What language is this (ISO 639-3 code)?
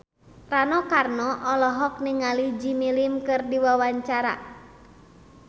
sun